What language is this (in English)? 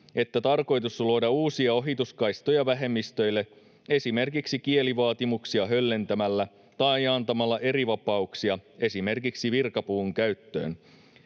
Finnish